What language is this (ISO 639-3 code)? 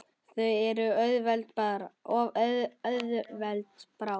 isl